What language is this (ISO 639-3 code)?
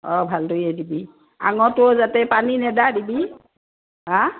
asm